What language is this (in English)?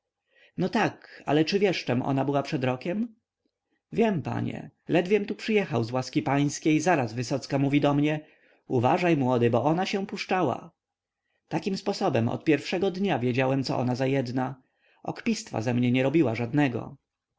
Polish